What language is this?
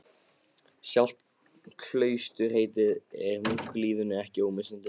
Icelandic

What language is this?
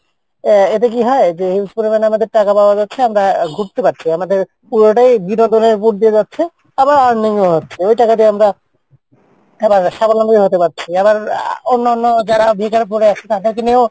Bangla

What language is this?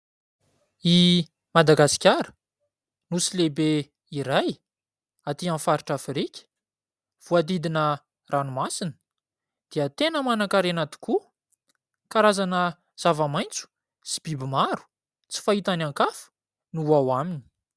Malagasy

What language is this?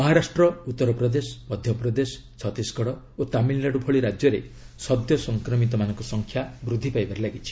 Odia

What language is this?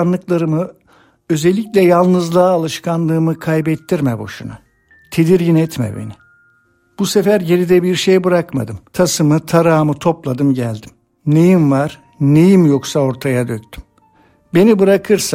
Turkish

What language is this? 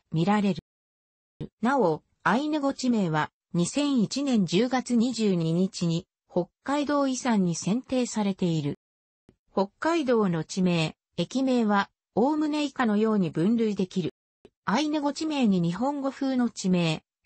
Japanese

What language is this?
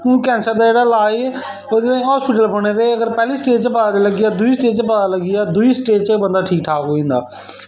Dogri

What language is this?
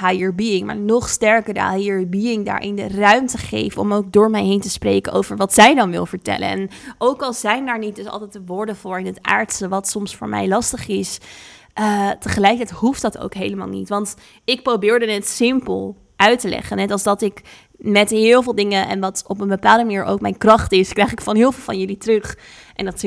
Dutch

